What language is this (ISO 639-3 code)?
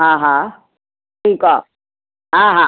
snd